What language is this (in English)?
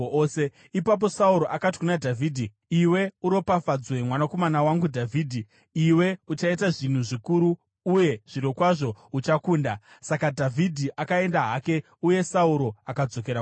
Shona